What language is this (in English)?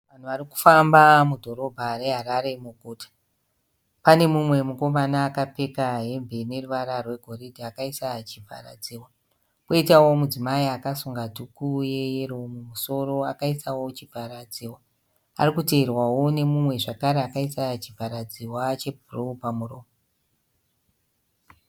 Shona